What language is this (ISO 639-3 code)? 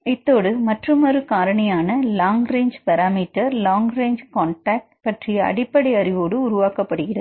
tam